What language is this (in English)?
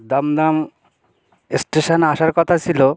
Bangla